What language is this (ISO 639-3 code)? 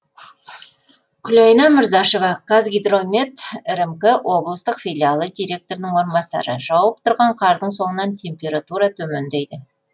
kaz